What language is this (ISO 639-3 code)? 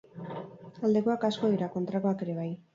eus